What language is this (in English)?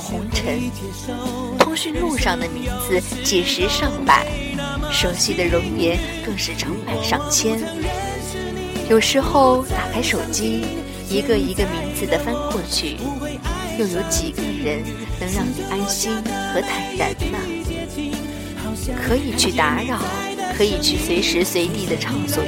Chinese